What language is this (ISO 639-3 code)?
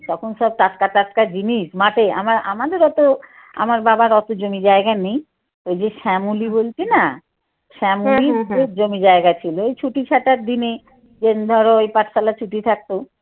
ben